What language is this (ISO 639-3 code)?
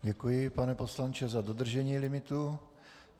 ces